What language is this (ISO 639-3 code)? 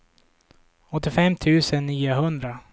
swe